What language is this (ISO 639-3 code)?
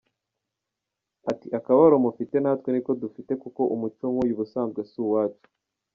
kin